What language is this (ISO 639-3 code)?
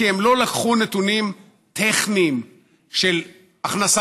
heb